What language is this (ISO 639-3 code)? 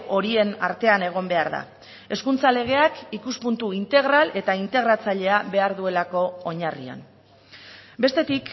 eus